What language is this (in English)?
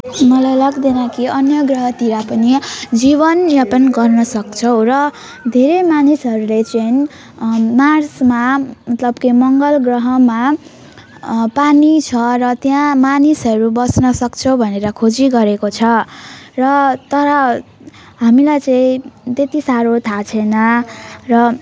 Nepali